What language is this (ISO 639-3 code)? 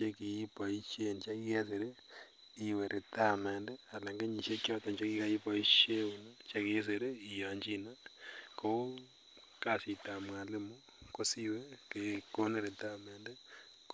kln